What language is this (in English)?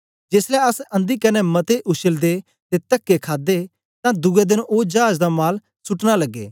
Dogri